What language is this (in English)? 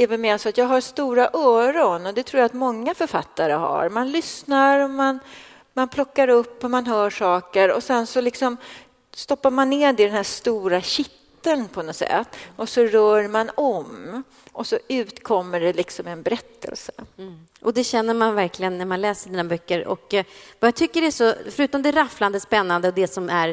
Swedish